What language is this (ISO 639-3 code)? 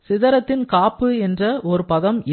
tam